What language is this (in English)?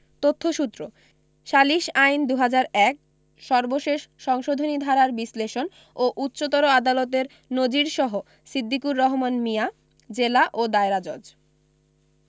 Bangla